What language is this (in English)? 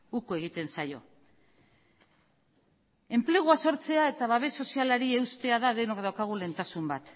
Basque